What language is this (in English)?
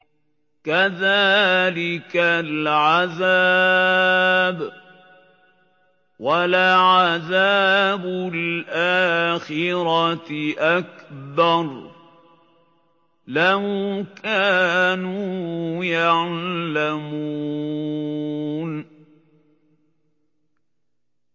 Arabic